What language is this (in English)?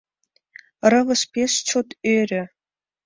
Mari